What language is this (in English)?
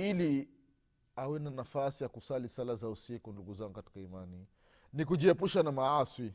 Swahili